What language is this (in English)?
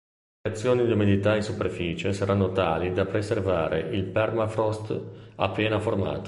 Italian